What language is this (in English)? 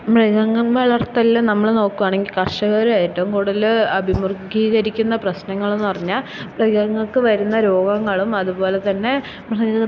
Malayalam